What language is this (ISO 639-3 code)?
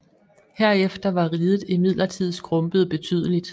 dan